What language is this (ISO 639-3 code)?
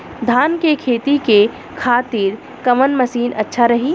bho